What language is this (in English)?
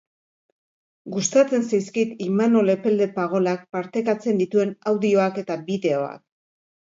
Basque